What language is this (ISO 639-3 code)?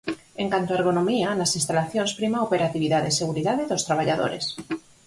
glg